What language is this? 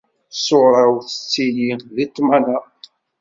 Kabyle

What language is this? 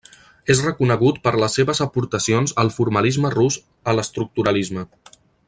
Catalan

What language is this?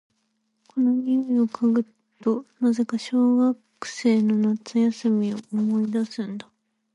Japanese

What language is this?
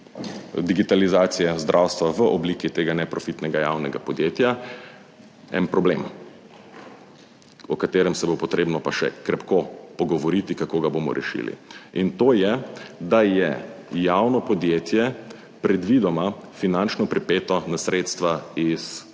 Slovenian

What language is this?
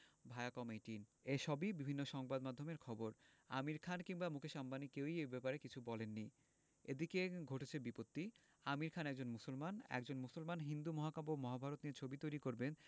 Bangla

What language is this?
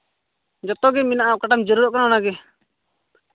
Santali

